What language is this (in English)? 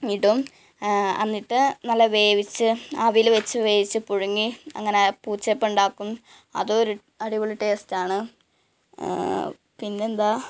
Malayalam